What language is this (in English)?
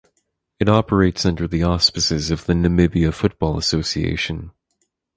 English